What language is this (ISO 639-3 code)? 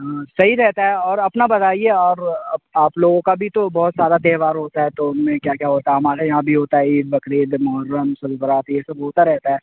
urd